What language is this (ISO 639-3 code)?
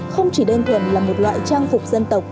vie